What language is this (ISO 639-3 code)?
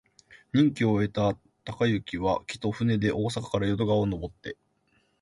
jpn